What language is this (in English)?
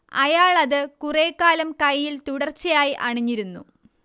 Malayalam